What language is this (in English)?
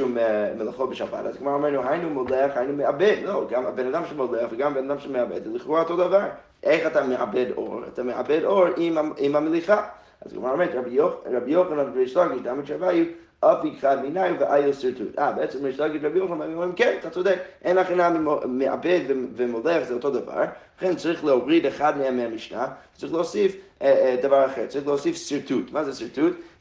Hebrew